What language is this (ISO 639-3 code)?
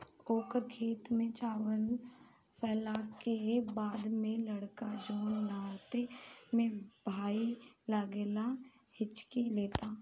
bho